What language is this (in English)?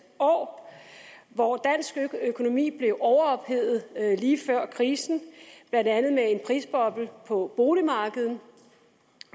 Danish